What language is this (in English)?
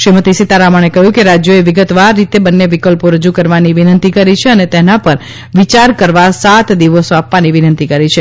Gujarati